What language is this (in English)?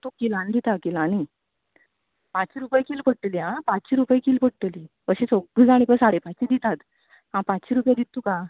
Konkani